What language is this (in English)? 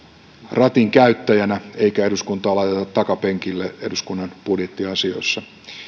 Finnish